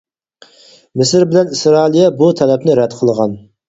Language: Uyghur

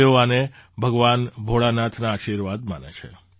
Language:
Gujarati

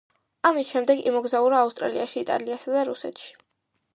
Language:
Georgian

